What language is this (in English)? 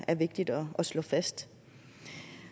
Danish